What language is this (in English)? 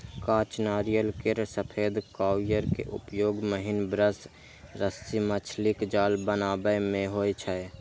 Maithili